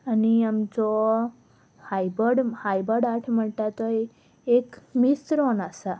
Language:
Konkani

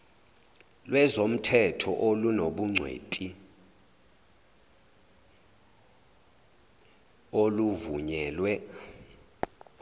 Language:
Zulu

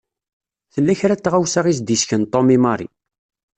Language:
Kabyle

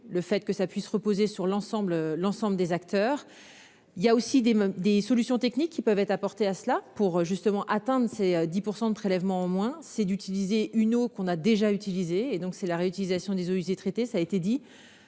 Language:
French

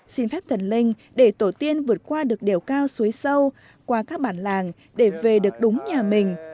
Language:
Vietnamese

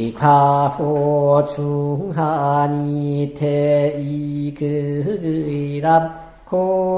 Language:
Korean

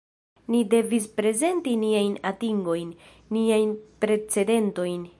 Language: Esperanto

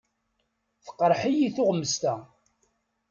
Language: Kabyle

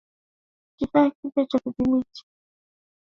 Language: Swahili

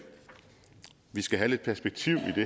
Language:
Danish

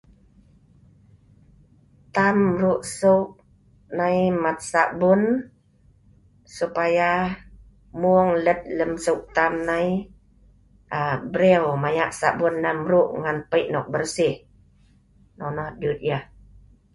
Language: Sa'ban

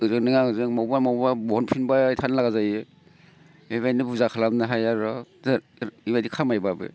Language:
Bodo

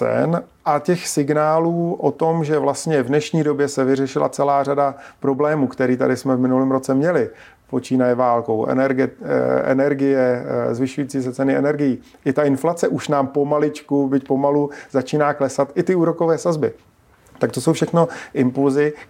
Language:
Czech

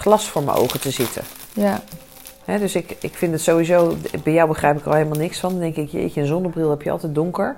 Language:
Dutch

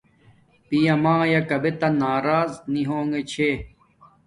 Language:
Domaaki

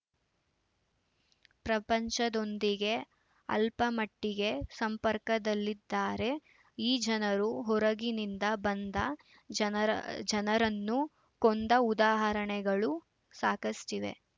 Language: Kannada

